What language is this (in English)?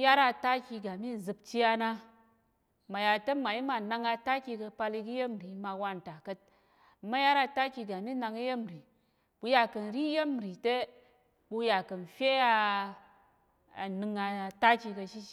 Tarok